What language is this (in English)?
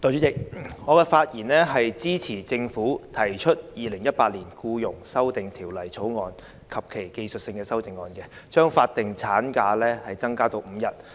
Cantonese